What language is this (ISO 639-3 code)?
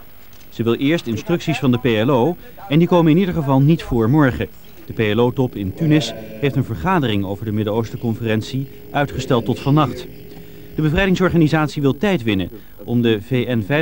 nld